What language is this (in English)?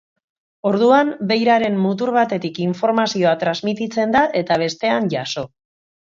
Basque